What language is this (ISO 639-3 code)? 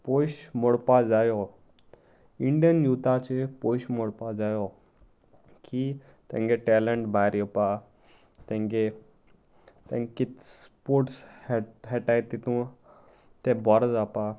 kok